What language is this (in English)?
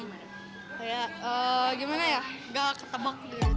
Indonesian